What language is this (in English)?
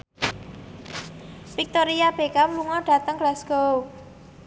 Javanese